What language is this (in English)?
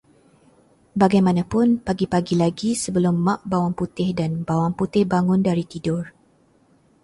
Malay